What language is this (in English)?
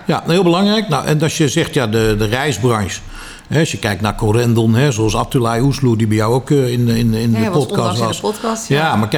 Dutch